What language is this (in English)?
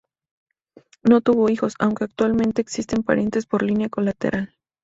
Spanish